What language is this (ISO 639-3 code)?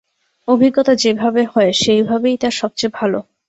ben